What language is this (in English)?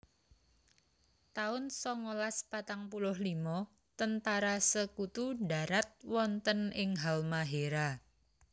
Javanese